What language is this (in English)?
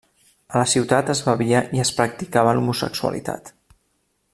Catalan